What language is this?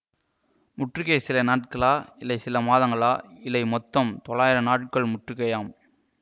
Tamil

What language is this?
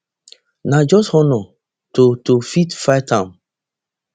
Nigerian Pidgin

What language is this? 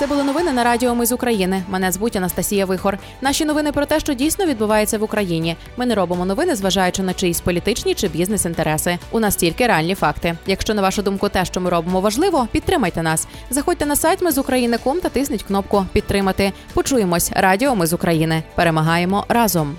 Ukrainian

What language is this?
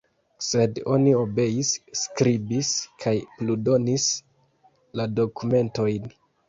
Esperanto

